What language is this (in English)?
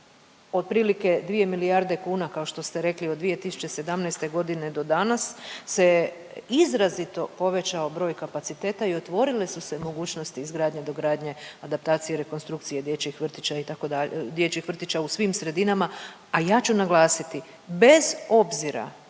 Croatian